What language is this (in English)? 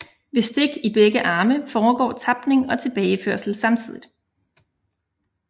Danish